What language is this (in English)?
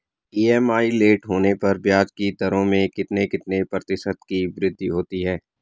Hindi